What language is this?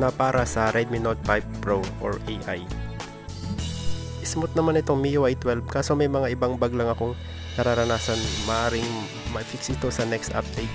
Filipino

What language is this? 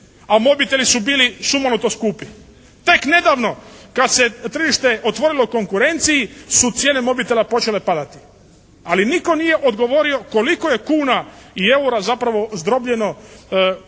Croatian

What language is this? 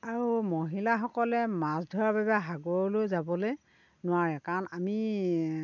Assamese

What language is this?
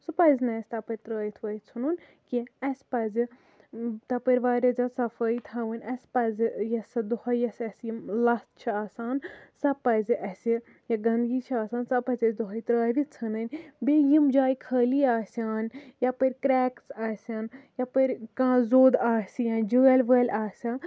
Kashmiri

